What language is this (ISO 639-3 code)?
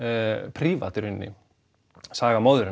isl